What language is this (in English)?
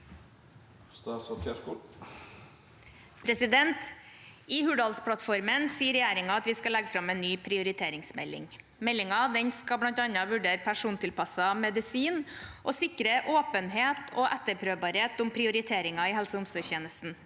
Norwegian